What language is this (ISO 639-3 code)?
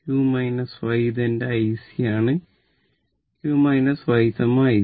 mal